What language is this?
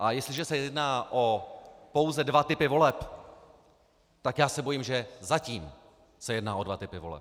Czech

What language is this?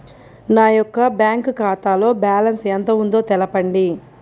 Telugu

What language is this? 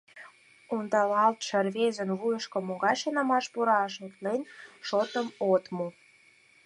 Mari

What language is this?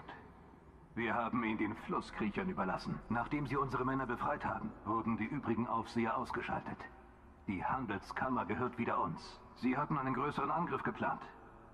German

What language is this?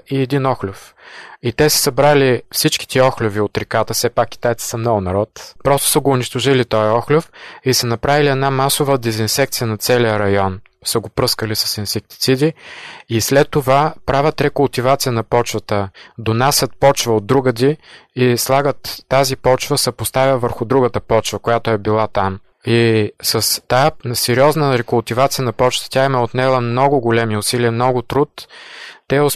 Bulgarian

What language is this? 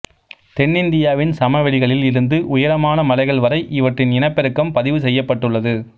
Tamil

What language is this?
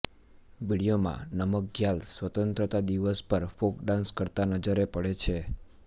Gujarati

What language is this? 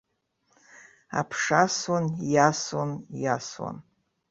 Abkhazian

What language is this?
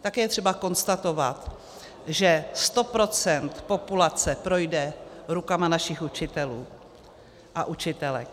Czech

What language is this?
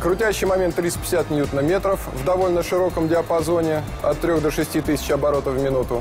Russian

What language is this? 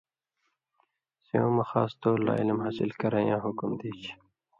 Indus Kohistani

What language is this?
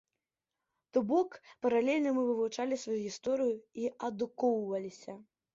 Belarusian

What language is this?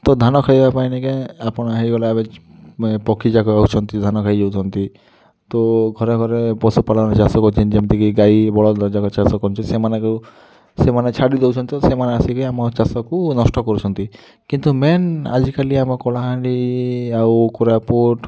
Odia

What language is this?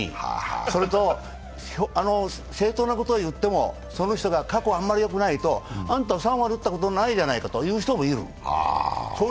Japanese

